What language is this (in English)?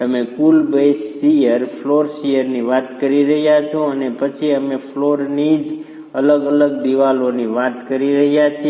Gujarati